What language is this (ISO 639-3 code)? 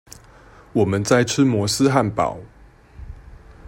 zho